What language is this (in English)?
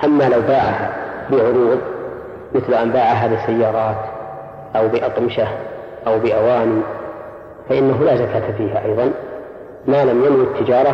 Arabic